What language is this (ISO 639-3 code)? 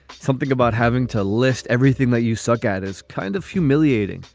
eng